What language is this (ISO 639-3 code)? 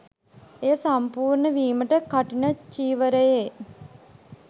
sin